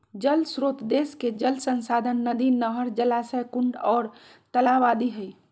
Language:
Magahi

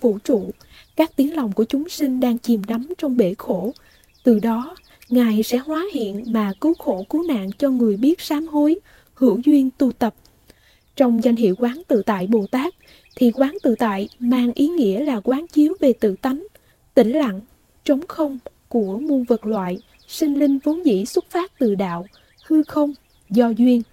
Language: Vietnamese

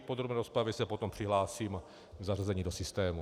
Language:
Czech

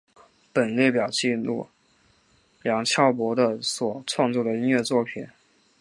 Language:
Chinese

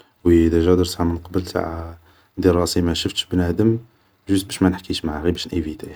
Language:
Algerian Arabic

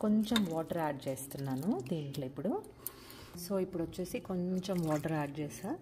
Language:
Telugu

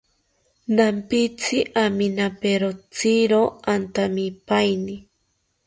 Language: South Ucayali Ashéninka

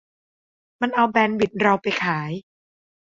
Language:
Thai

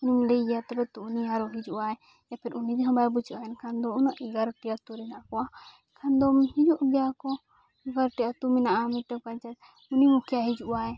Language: Santali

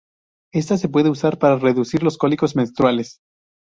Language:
Spanish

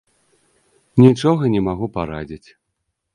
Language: Belarusian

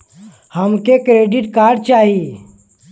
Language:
Bhojpuri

